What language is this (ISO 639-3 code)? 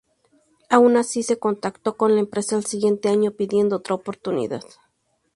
spa